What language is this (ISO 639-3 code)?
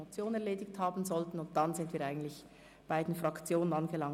gsw